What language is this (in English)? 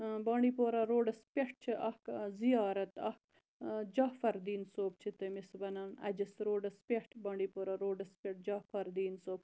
Kashmiri